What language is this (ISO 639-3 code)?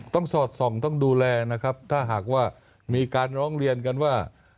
tha